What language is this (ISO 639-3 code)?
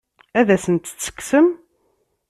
kab